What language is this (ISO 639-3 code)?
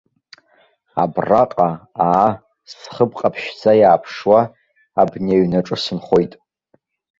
abk